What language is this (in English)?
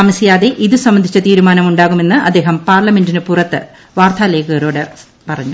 Malayalam